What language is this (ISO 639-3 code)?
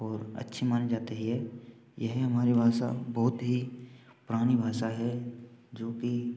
hin